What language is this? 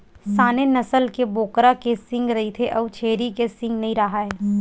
Chhattisgarhi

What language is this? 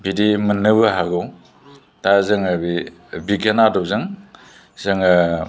Bodo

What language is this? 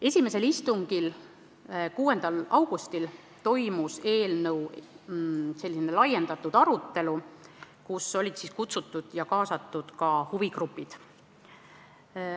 Estonian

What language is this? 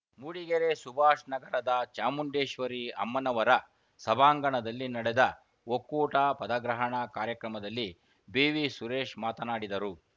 Kannada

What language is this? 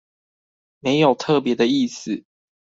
Chinese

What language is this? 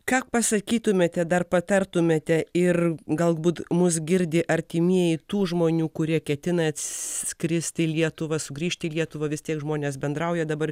Lithuanian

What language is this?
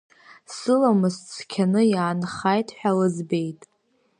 Abkhazian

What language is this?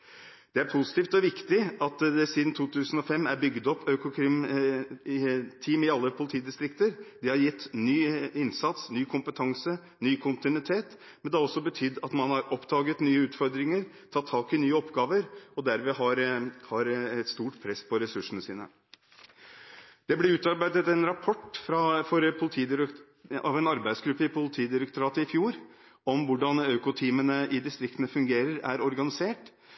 Norwegian Bokmål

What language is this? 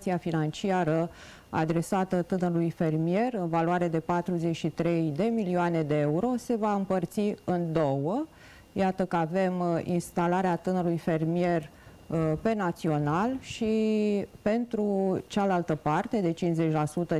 Romanian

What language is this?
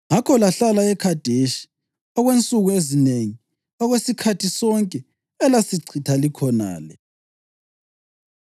North Ndebele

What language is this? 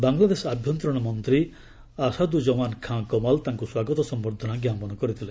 Odia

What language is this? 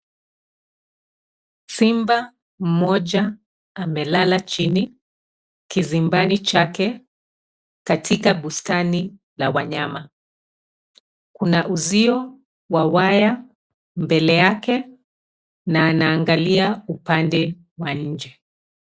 Swahili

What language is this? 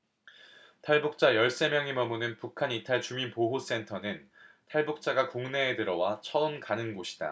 Korean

